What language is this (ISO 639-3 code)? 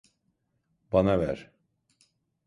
tur